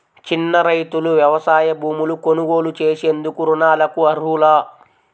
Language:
Telugu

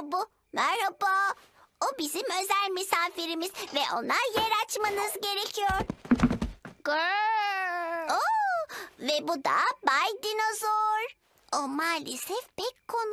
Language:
Turkish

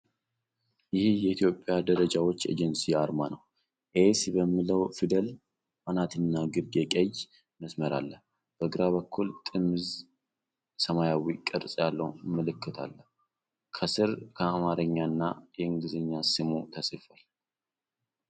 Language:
Amharic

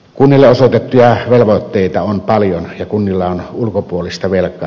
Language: Finnish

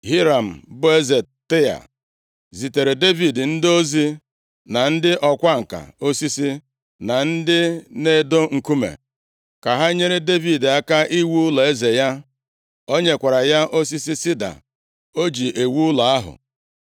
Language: Igbo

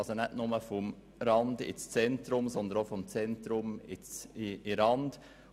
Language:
Swiss German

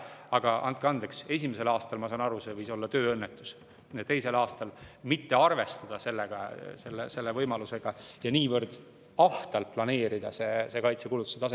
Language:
Estonian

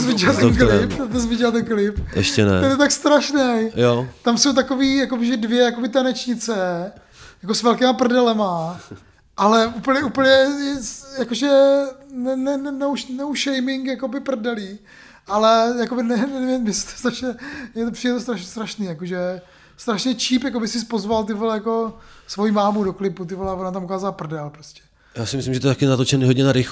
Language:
Czech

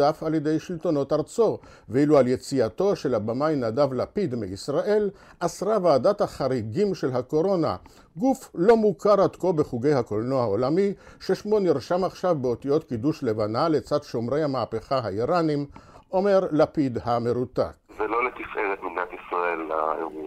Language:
Hebrew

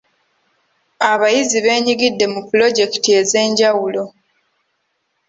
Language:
Ganda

